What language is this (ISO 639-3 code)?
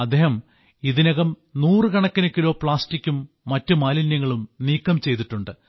mal